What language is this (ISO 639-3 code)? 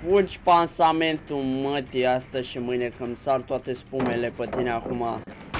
ron